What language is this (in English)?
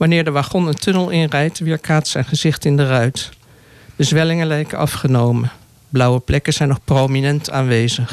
Dutch